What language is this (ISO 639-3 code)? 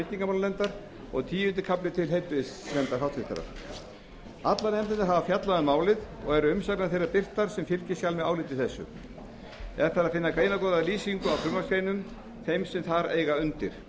isl